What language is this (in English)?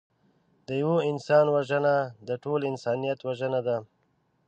Pashto